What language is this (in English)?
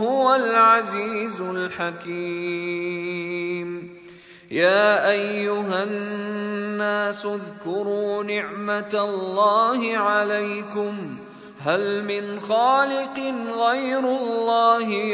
Arabic